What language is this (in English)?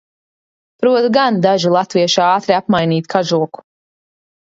Latvian